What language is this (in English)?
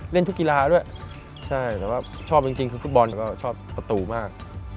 Thai